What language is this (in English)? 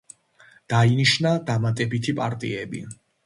Georgian